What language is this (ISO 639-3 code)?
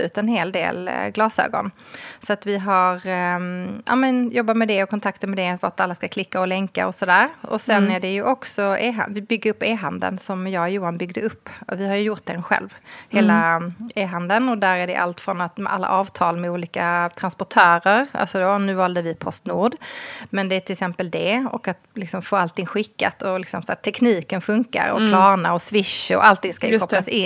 swe